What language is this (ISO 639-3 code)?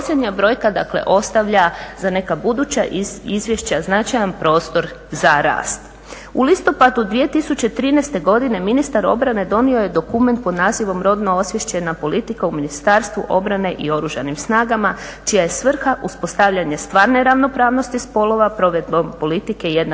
hrv